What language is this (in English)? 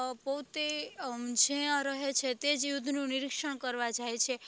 Gujarati